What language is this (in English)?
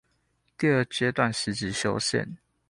Chinese